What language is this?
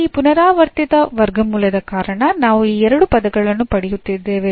Kannada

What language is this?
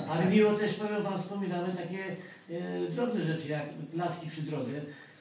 Polish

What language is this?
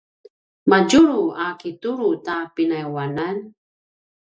Paiwan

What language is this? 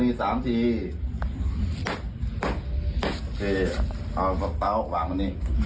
Thai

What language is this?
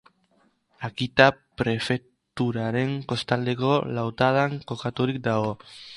Basque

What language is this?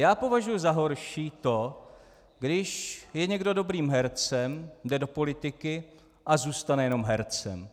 Czech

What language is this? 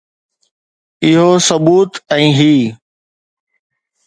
Sindhi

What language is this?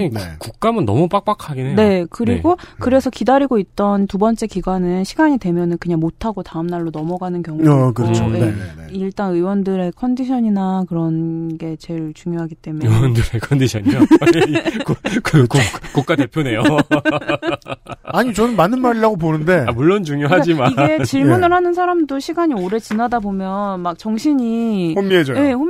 Korean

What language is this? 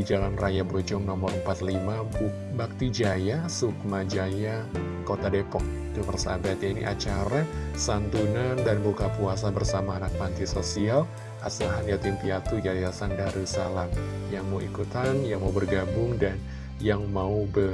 Indonesian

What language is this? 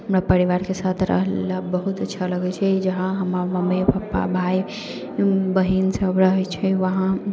Maithili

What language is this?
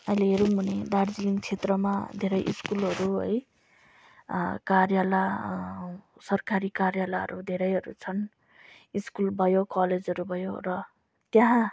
Nepali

